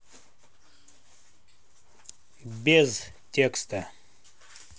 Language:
Russian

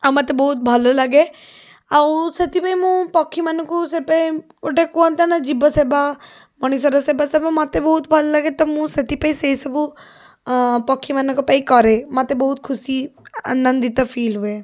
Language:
Odia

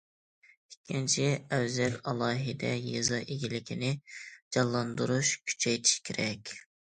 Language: Uyghur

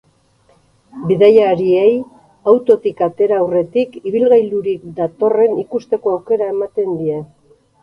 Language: Basque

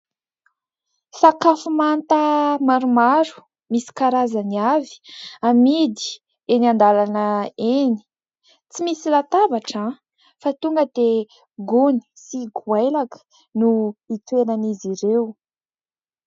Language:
Malagasy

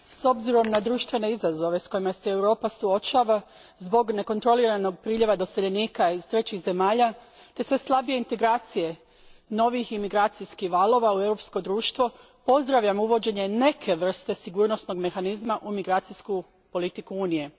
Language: Croatian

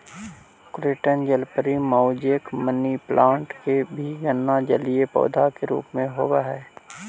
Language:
Magahi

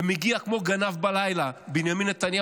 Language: Hebrew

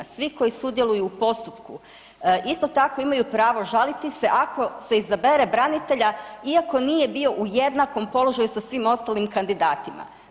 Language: Croatian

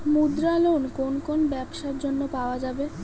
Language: Bangla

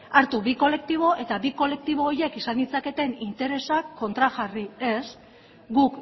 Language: Basque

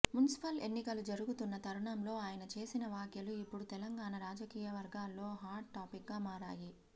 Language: Telugu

